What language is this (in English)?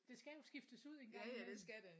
Danish